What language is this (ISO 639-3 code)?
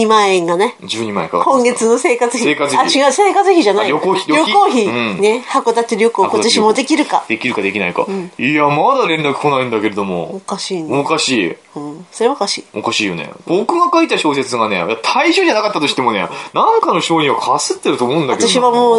jpn